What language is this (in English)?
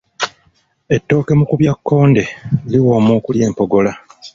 Ganda